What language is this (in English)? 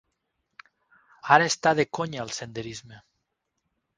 Catalan